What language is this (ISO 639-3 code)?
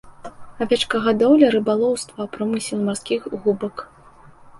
bel